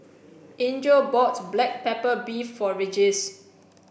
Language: English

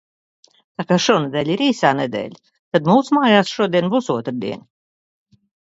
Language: Latvian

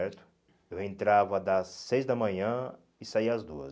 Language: Portuguese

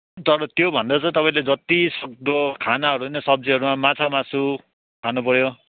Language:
Nepali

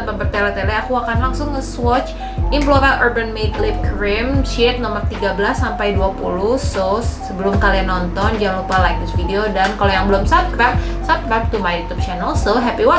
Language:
Indonesian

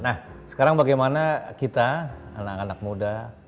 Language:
Indonesian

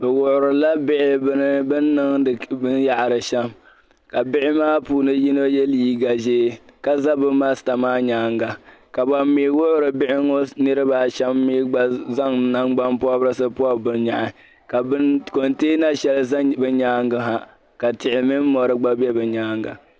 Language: Dagbani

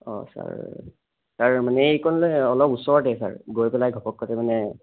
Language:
Assamese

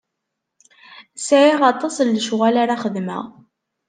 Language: Kabyle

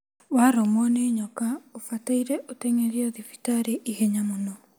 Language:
Kikuyu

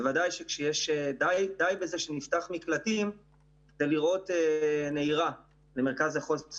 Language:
Hebrew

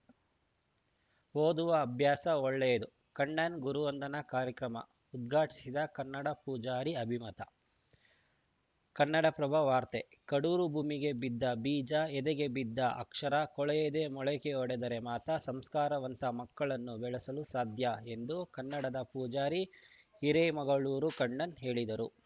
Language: Kannada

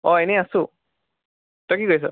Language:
Assamese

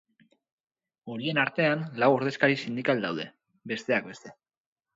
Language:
Basque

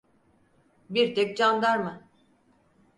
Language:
Turkish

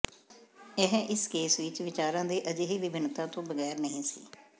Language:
Punjabi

